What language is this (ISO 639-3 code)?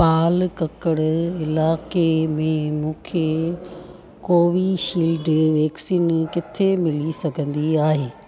snd